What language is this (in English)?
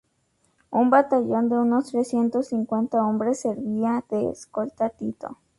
Spanish